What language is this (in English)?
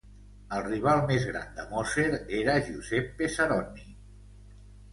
Catalan